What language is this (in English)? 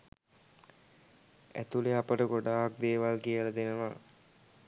Sinhala